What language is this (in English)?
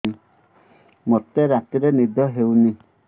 Odia